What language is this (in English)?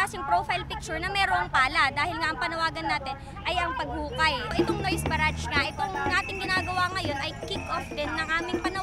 Filipino